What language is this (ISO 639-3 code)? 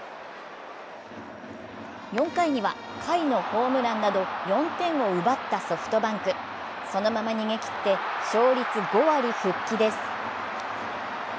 jpn